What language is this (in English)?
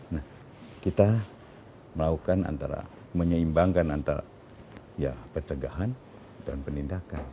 Indonesian